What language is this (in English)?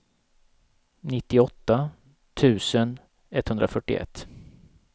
Swedish